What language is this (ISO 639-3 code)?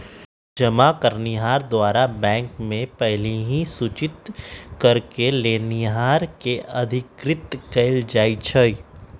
mag